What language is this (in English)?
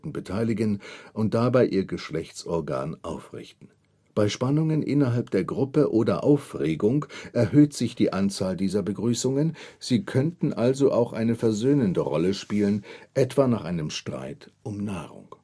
German